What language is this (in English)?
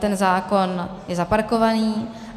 Czech